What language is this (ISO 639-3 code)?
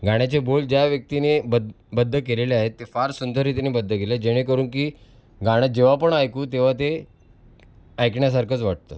mar